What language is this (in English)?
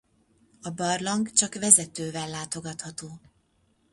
Hungarian